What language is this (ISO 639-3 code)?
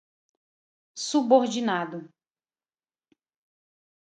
por